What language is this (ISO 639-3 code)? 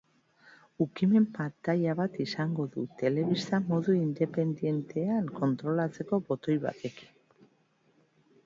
eus